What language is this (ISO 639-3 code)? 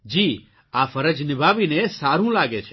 guj